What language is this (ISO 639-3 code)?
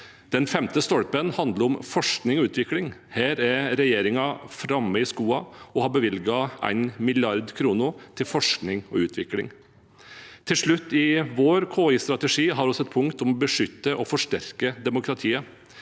nor